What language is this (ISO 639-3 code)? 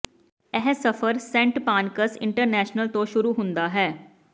pan